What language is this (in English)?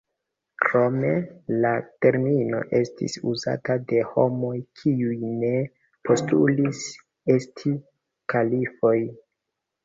Esperanto